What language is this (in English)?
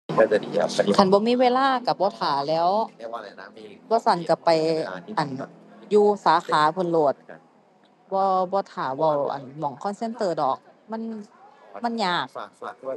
Thai